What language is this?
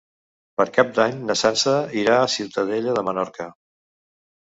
Catalan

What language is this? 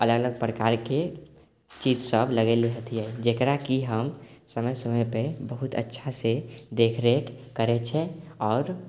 Maithili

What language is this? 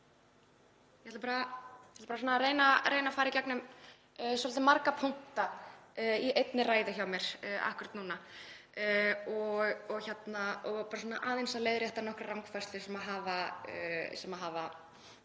Icelandic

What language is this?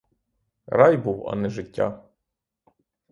Ukrainian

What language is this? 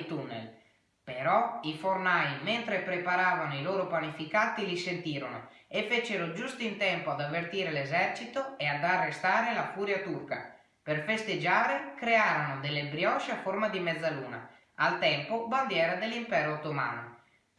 Italian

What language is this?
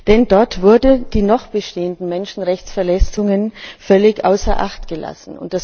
German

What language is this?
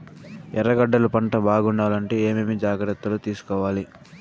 Telugu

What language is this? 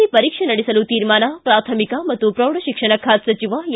Kannada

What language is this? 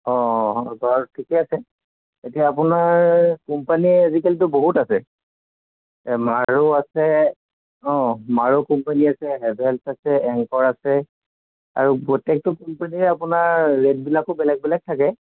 Assamese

